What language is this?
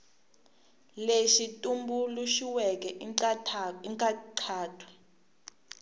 Tsonga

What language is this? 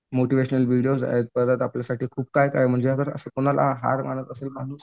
Marathi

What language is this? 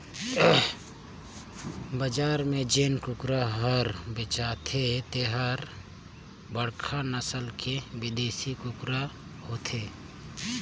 Chhattisgarhi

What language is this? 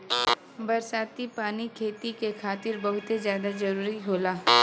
Bhojpuri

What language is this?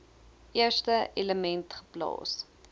Afrikaans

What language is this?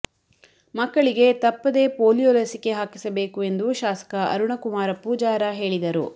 Kannada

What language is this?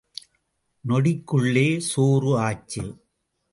Tamil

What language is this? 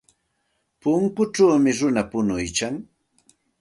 Santa Ana de Tusi Pasco Quechua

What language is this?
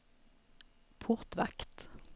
Swedish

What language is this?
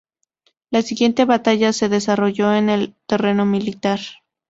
Spanish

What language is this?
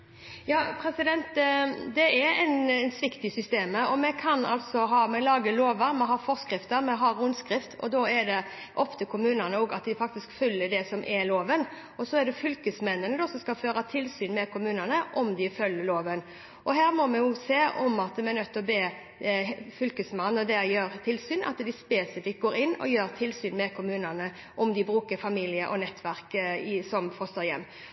Norwegian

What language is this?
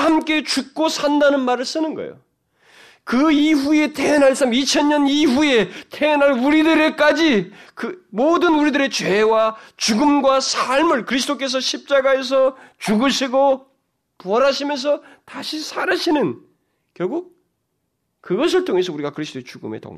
Korean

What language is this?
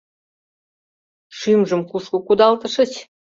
Mari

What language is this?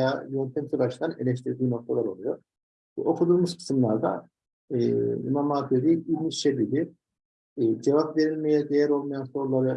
Turkish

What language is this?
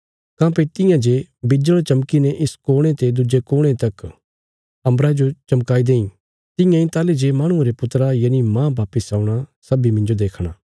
Bilaspuri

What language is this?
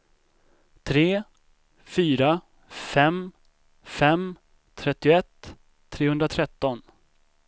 Swedish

